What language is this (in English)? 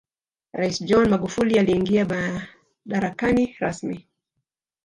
Swahili